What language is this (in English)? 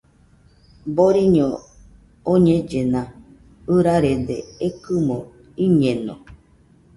Nüpode Huitoto